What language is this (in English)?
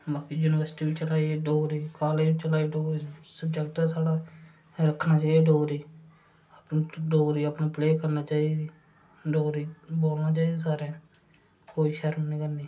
Dogri